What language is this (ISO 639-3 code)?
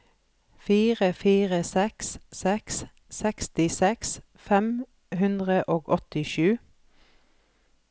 nor